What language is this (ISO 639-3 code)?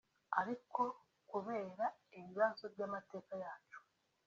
kin